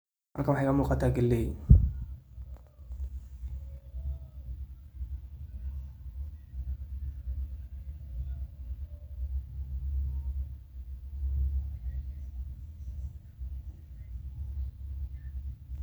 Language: Somali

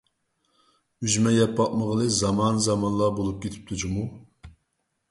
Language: Uyghur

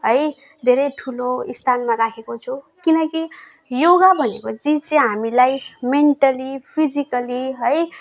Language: Nepali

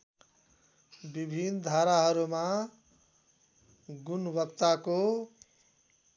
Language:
Nepali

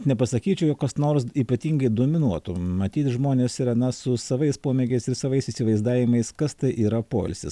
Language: Lithuanian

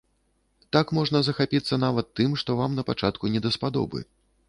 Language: Belarusian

